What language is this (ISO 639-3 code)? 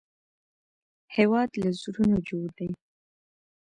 pus